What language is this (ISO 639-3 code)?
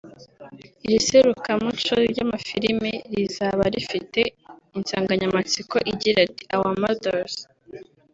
kin